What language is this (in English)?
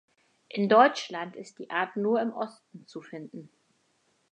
German